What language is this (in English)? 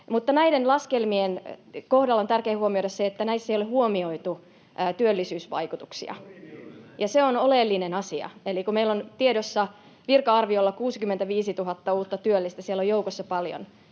Finnish